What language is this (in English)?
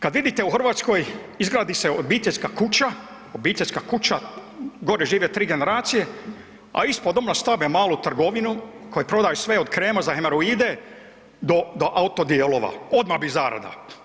Croatian